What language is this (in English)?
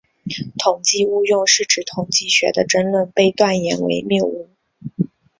Chinese